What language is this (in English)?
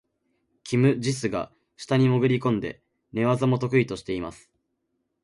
Japanese